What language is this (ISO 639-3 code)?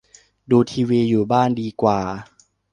tha